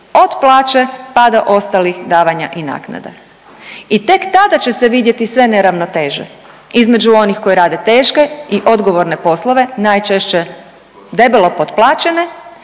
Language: Croatian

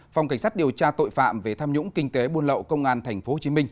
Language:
Vietnamese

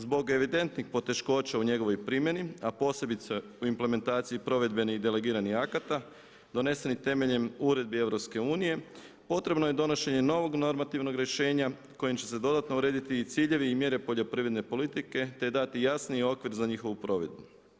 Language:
Croatian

